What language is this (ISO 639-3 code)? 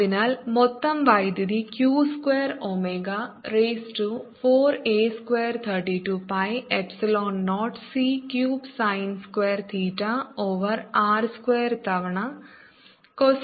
mal